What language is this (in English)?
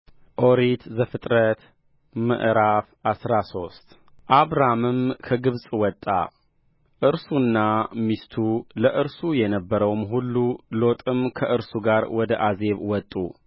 Amharic